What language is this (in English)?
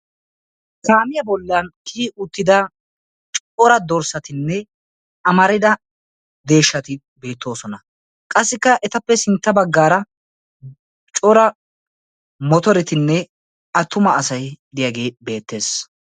Wolaytta